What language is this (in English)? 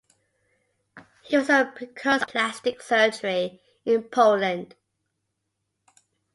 English